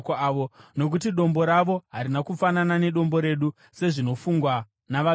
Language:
Shona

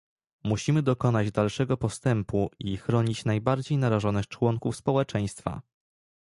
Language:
Polish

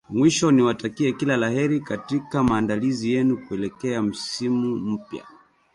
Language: Swahili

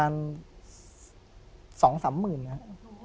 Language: Thai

